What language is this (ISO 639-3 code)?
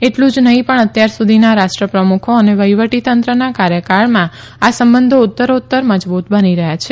guj